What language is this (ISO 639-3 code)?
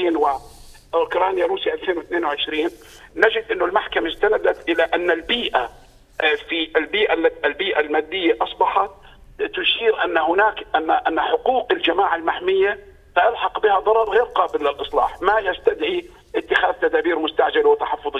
ara